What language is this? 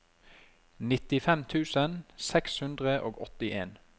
Norwegian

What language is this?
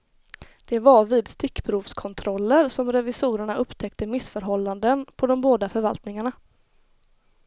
Swedish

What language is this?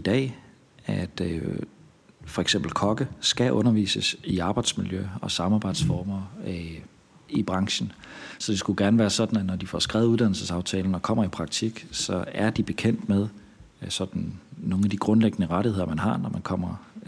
Danish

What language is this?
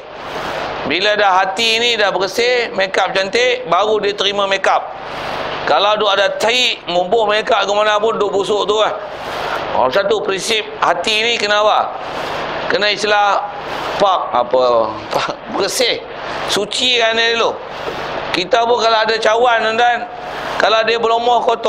Malay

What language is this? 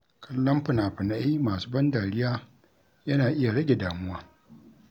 Hausa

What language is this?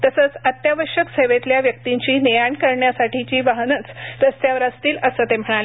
Marathi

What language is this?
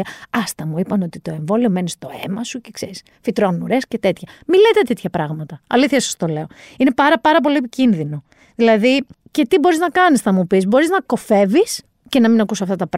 Greek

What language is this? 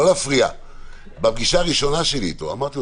Hebrew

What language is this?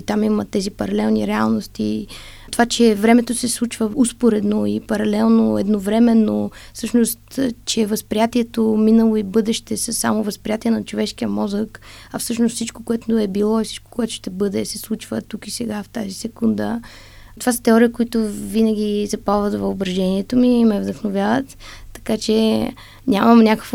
Bulgarian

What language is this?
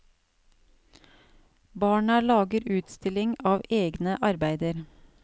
Norwegian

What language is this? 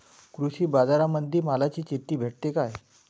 Marathi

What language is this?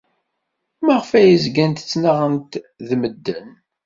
Kabyle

